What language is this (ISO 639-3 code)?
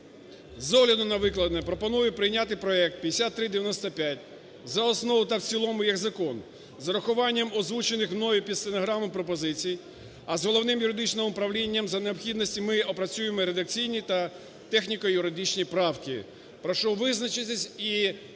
ukr